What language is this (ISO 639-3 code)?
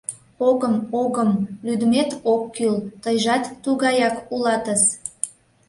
chm